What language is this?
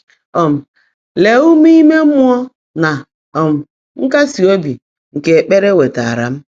Igbo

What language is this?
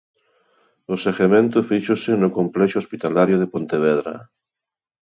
Galician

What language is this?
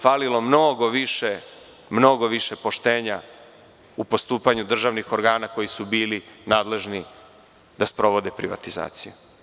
Serbian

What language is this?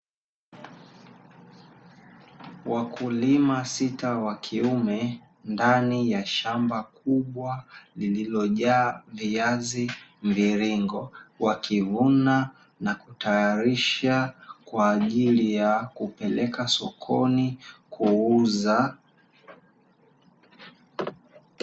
Swahili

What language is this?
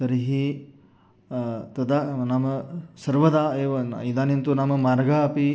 Sanskrit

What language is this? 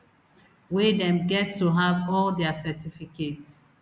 Nigerian Pidgin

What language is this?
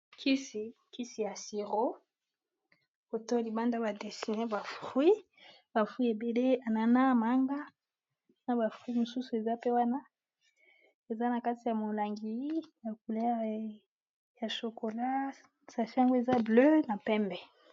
Lingala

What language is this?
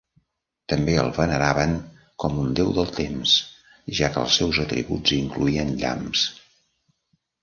Catalan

